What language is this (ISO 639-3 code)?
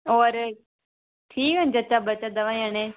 doi